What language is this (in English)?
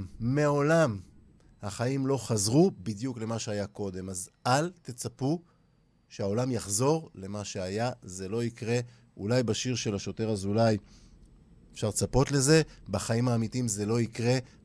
Hebrew